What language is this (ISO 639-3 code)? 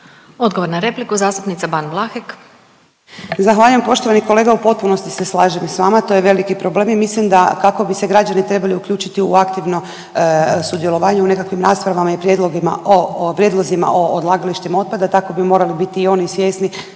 hrv